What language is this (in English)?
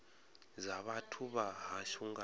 Venda